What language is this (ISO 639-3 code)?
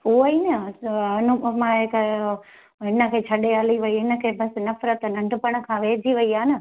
snd